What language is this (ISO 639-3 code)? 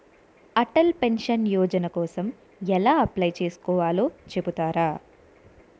tel